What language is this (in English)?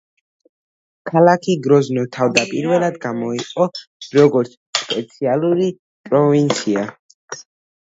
Georgian